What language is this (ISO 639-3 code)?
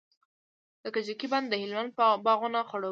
pus